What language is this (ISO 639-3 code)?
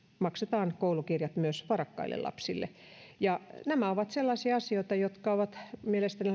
fin